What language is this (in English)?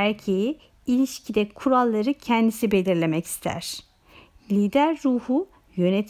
Turkish